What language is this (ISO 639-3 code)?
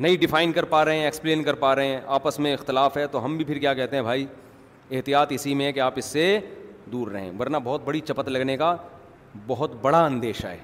urd